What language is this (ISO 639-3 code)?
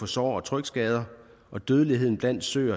dan